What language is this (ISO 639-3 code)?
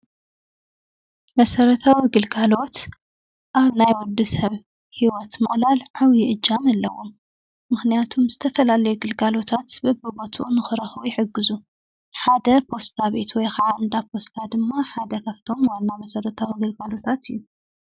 tir